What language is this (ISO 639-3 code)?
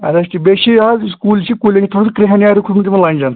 kas